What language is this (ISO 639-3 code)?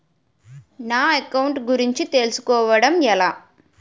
tel